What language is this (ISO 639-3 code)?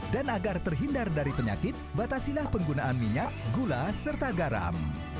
ind